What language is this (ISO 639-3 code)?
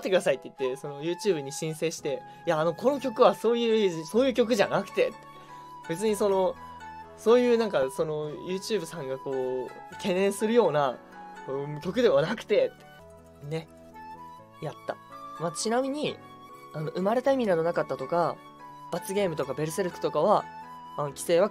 jpn